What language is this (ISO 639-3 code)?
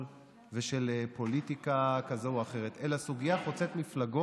heb